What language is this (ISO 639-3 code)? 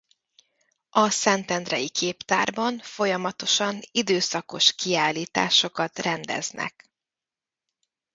hun